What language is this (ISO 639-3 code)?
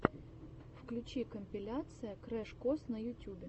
rus